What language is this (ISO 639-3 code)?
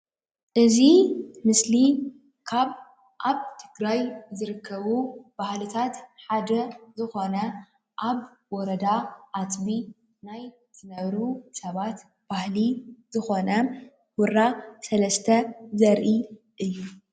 tir